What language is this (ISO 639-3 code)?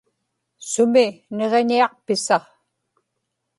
ipk